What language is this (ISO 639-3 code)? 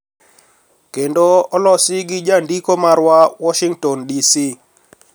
luo